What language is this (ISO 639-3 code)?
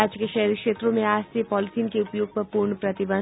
hin